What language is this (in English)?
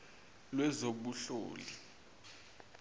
Zulu